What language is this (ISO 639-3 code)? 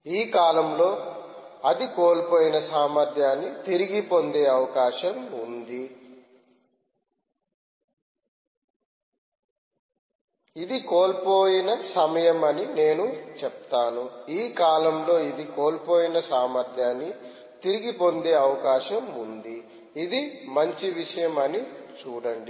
tel